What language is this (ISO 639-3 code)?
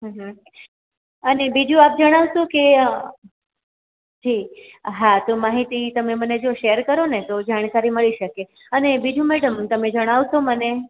guj